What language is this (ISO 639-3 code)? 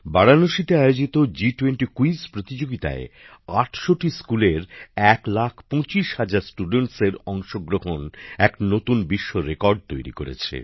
ben